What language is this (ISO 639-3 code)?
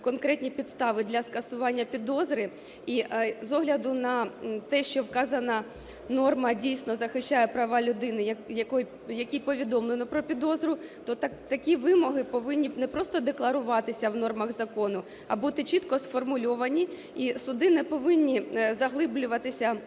ukr